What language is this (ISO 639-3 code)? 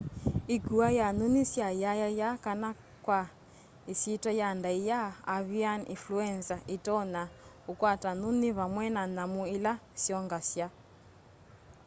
kam